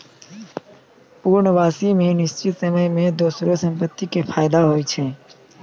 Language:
Maithili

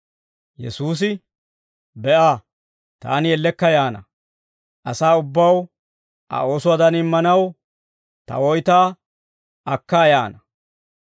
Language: Dawro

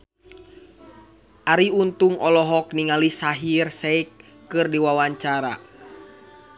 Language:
Sundanese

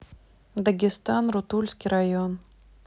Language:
Russian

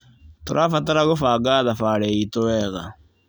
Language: Kikuyu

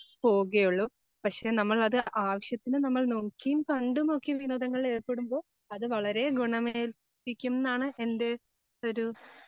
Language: Malayalam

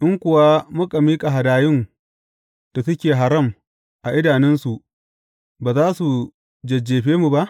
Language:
Hausa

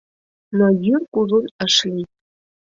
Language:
Mari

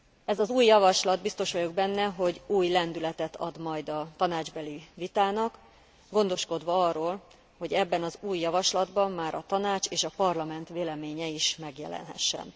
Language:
Hungarian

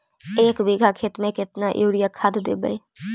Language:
Magahi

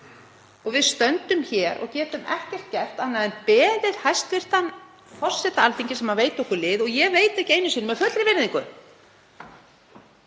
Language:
Icelandic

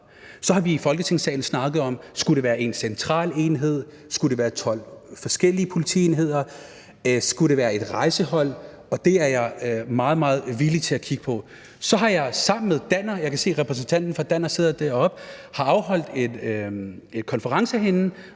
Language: Danish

